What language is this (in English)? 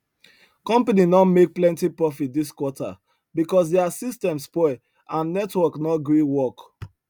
Nigerian Pidgin